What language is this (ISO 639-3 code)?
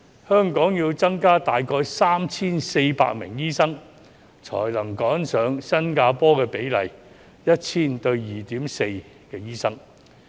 yue